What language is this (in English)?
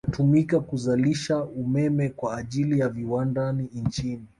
Swahili